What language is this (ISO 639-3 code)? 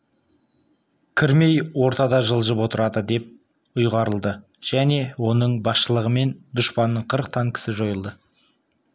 kaz